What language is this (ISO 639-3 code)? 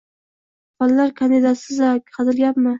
uzb